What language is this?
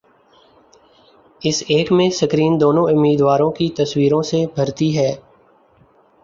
Urdu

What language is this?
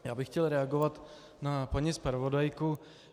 Czech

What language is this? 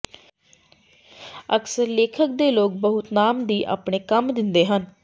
Punjabi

